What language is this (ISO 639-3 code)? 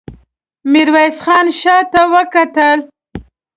pus